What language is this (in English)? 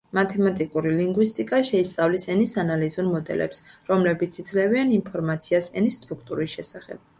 Georgian